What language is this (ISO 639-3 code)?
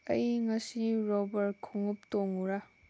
mni